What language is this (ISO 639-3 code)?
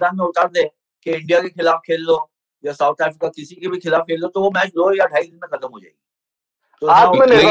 hin